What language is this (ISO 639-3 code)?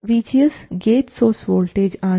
mal